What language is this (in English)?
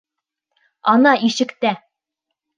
Bashkir